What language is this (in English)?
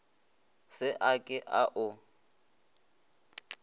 Northern Sotho